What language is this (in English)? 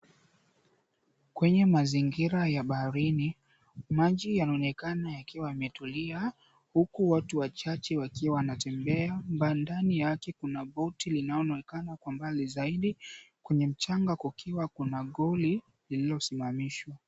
Swahili